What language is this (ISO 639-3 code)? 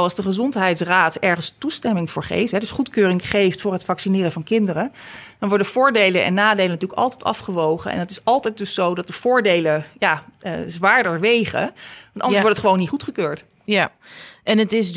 nld